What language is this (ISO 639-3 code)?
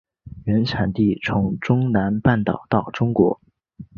zho